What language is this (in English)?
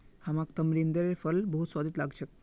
Magahi